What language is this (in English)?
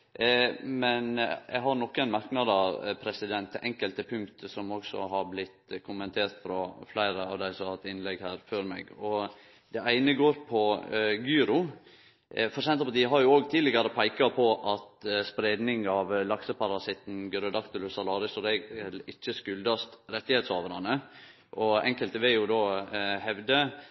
Norwegian Nynorsk